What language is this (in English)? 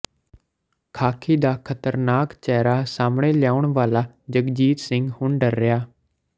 Punjabi